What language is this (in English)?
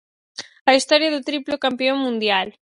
Galician